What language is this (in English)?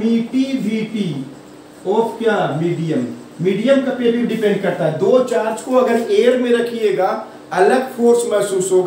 Hindi